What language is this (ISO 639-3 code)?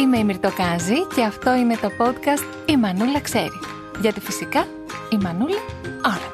ell